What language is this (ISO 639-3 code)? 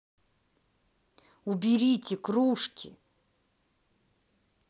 rus